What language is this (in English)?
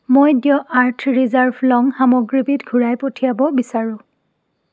Assamese